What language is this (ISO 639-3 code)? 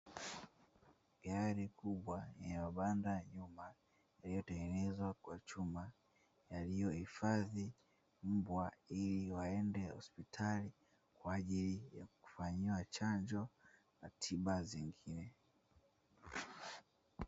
swa